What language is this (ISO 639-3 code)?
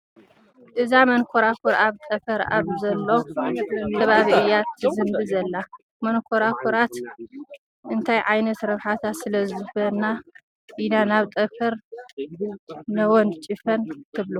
tir